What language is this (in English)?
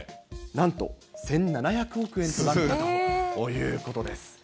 Japanese